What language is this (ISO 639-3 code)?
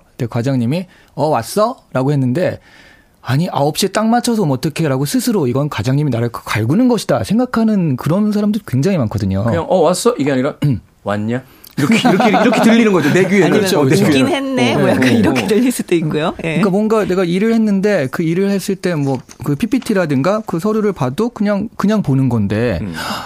kor